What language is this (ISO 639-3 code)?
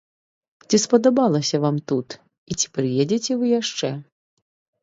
bel